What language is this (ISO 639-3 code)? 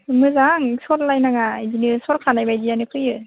brx